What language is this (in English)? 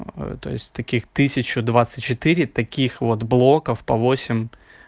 Russian